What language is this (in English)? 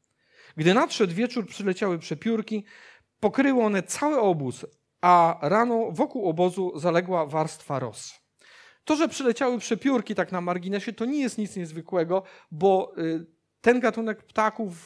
Polish